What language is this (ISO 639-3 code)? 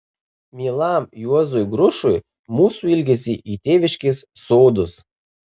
lit